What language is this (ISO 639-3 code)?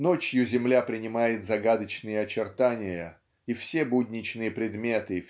rus